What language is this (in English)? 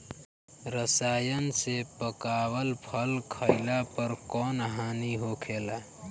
Bhojpuri